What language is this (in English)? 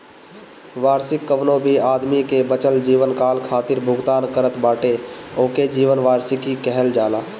Bhojpuri